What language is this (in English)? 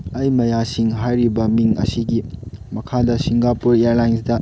Manipuri